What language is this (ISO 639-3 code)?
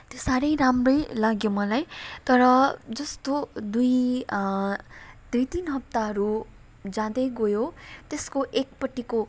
nep